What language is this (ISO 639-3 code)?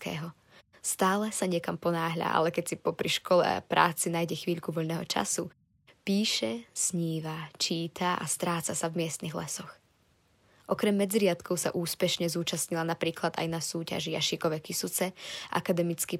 slk